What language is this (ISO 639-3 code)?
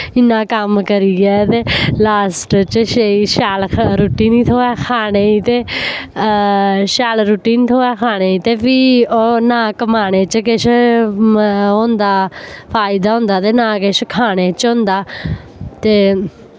doi